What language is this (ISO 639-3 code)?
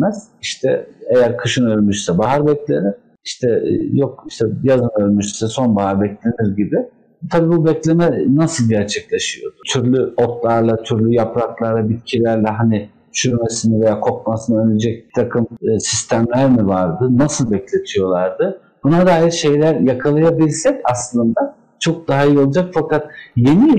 tur